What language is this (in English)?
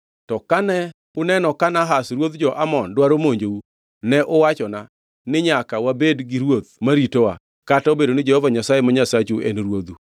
Luo (Kenya and Tanzania)